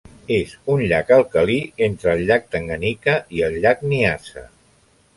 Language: Catalan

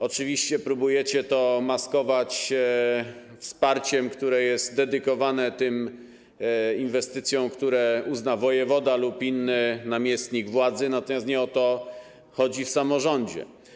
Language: Polish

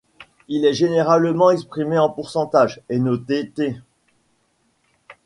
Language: French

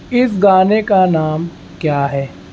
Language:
Urdu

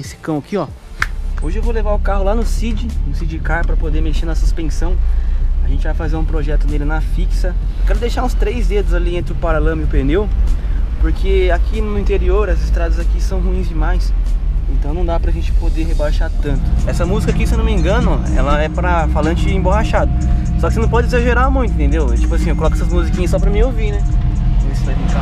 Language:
Portuguese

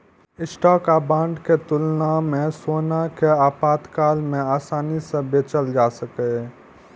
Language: Maithili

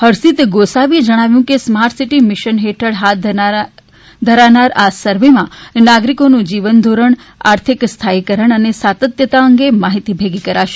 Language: Gujarati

